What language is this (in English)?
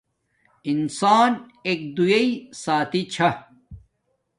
Domaaki